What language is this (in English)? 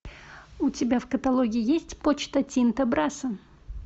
Russian